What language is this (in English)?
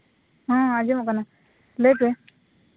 Santali